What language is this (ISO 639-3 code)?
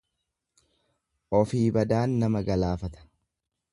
orm